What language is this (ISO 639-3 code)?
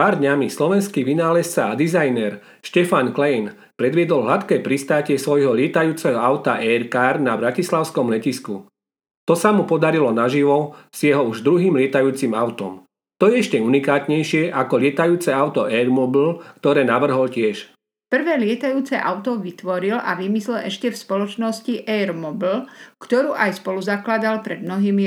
slk